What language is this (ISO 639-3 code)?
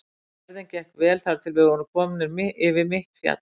isl